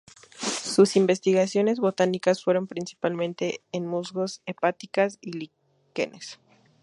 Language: Spanish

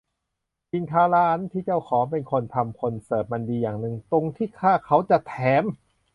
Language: Thai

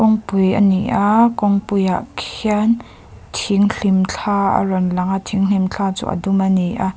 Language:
Mizo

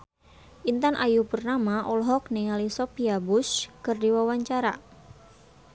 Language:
Sundanese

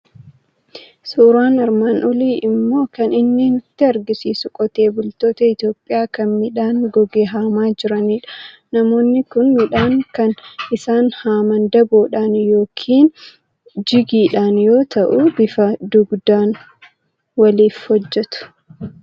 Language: Oromo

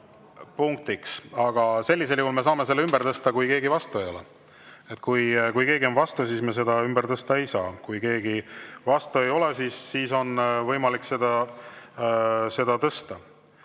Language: Estonian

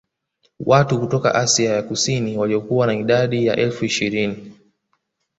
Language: Swahili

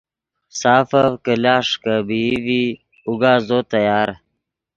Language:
Yidgha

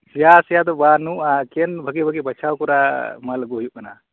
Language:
Santali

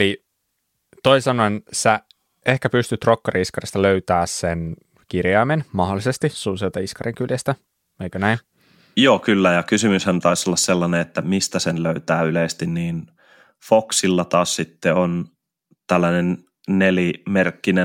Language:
Finnish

